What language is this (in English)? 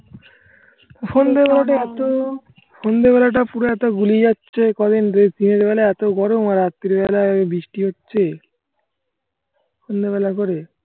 Bangla